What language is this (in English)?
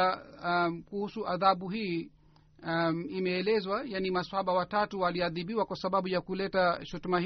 Swahili